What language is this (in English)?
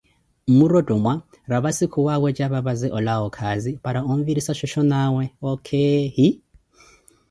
Koti